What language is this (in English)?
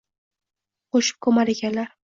Uzbek